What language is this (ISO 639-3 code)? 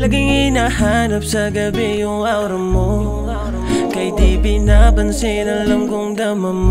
ara